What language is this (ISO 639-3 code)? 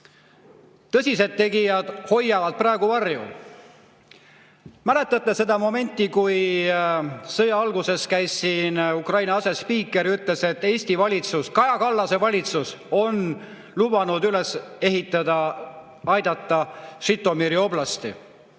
est